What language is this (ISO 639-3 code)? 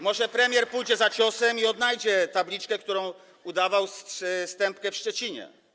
pol